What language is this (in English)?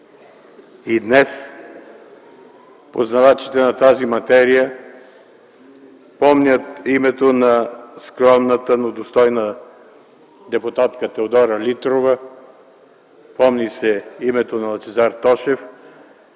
Bulgarian